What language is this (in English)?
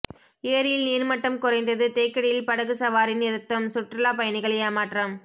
Tamil